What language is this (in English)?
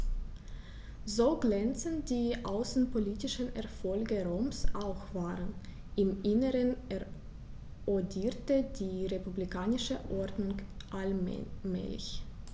German